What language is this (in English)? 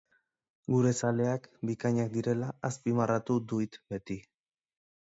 Basque